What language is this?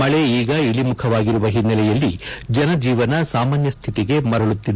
Kannada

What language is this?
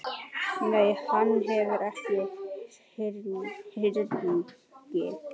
Icelandic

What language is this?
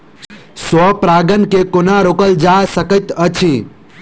Maithili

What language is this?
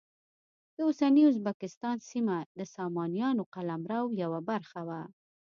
Pashto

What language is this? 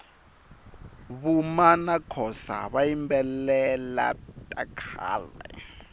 Tsonga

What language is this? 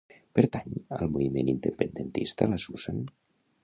Catalan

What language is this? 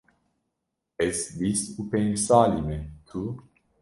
Kurdish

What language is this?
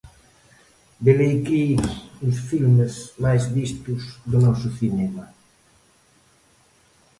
Galician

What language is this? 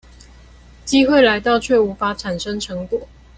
Chinese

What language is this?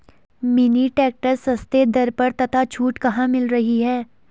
Hindi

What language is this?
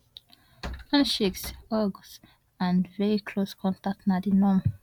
Nigerian Pidgin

